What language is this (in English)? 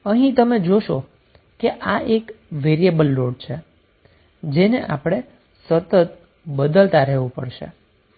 Gujarati